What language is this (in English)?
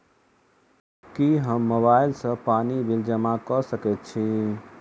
Maithili